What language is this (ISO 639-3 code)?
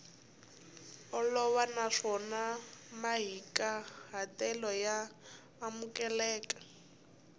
tso